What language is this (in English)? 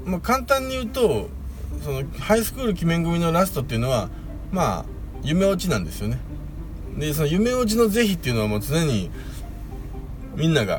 Japanese